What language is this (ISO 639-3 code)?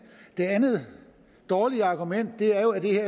dan